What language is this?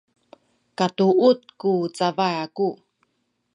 Sakizaya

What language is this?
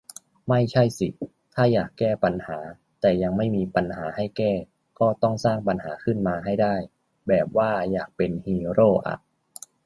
Thai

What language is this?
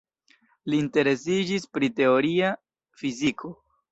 Esperanto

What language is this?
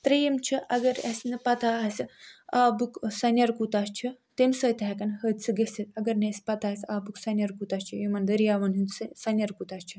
Kashmiri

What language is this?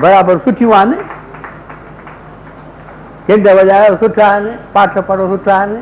Hindi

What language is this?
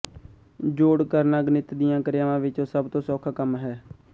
Punjabi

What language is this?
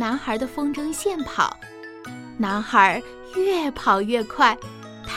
Chinese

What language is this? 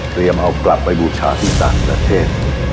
Thai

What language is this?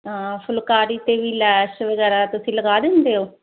Punjabi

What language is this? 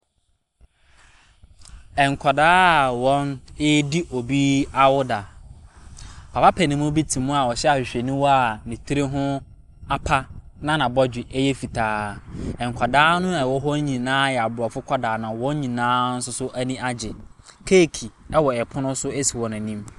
Akan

